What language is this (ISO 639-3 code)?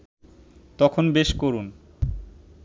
ben